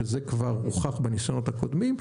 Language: Hebrew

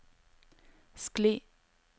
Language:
Norwegian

